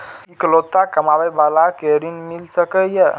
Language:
Maithili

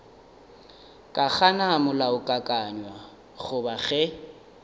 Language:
Northern Sotho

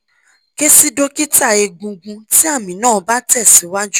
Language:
Yoruba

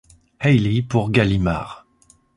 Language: French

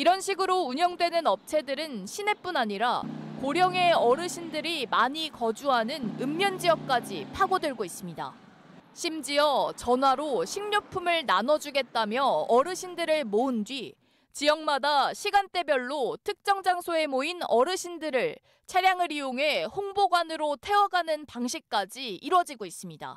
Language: Korean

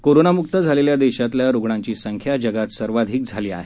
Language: Marathi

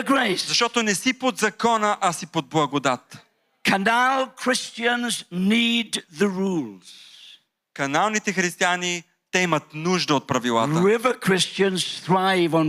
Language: Bulgarian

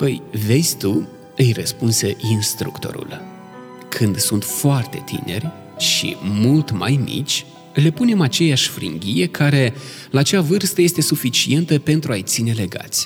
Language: Romanian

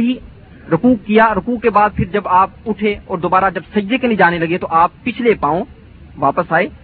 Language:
Urdu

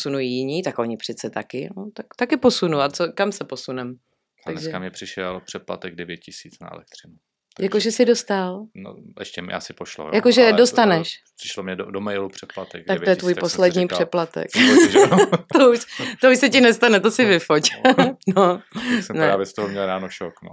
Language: Czech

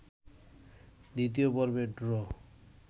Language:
Bangla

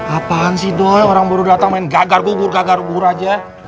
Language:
Indonesian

